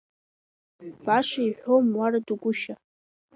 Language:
Abkhazian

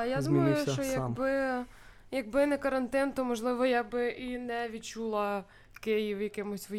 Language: Ukrainian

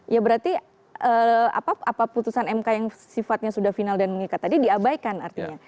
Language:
Indonesian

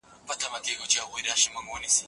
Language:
Pashto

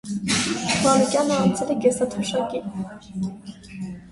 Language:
Armenian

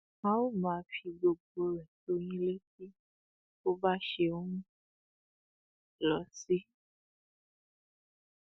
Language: Yoruba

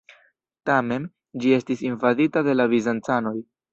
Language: Esperanto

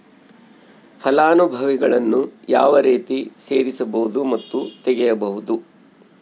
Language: Kannada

